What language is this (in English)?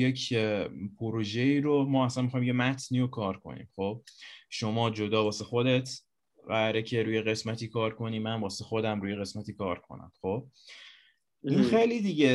Persian